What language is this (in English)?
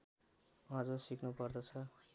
Nepali